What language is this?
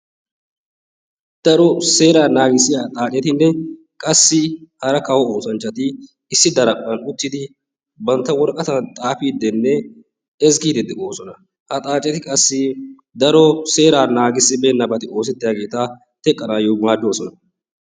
Wolaytta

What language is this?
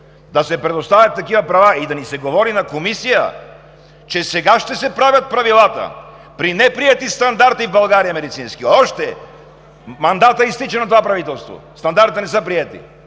Bulgarian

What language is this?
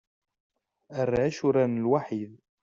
Kabyle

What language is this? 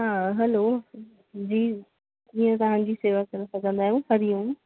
Sindhi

